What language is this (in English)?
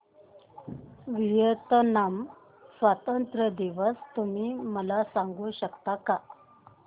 Marathi